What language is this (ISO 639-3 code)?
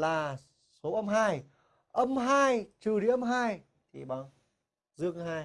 vie